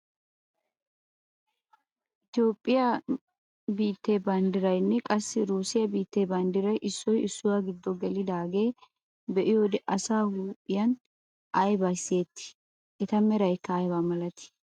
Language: Wolaytta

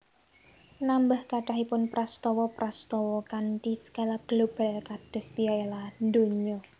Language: Javanese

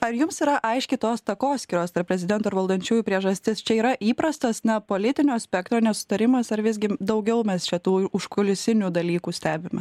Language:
Lithuanian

